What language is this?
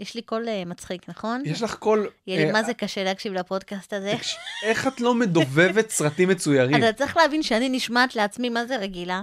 Hebrew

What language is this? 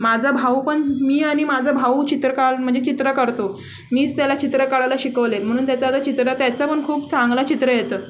Marathi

